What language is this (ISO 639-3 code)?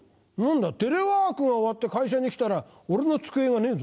jpn